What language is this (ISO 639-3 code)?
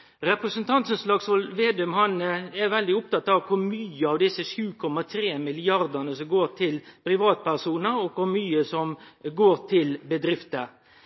nno